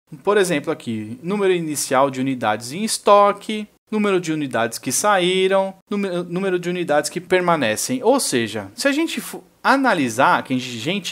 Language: Portuguese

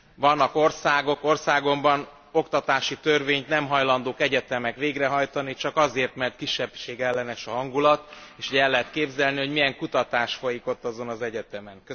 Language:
Hungarian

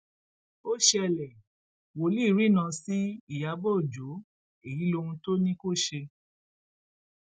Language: Yoruba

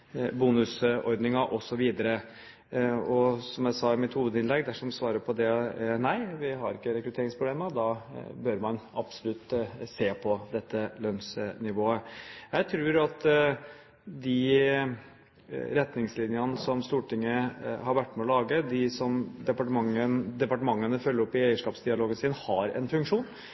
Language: Norwegian Bokmål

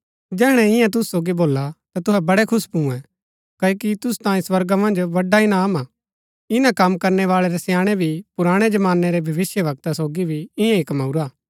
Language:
Gaddi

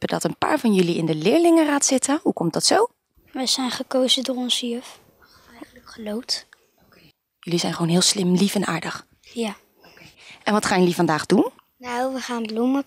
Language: Dutch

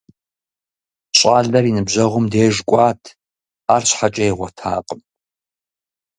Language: Kabardian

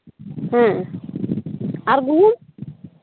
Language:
Santali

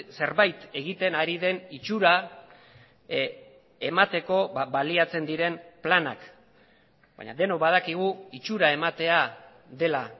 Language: Basque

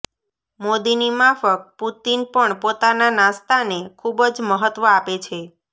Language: Gujarati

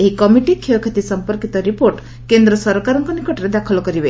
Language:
Odia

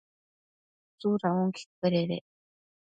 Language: Matsés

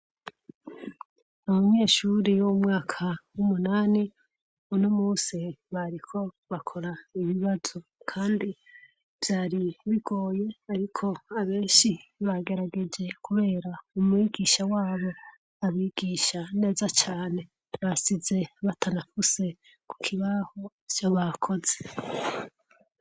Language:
Rundi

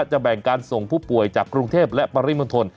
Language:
Thai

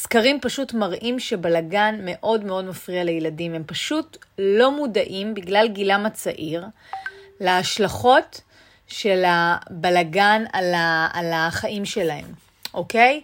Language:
Hebrew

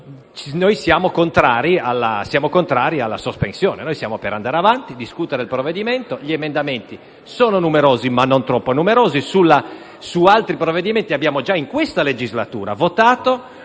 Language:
Italian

